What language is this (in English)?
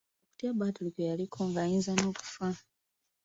Ganda